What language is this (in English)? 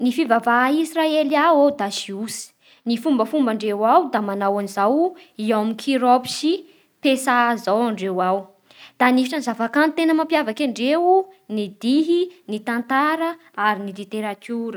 Bara Malagasy